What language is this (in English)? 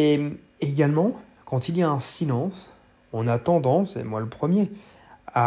French